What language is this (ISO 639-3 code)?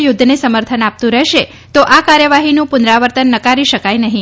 guj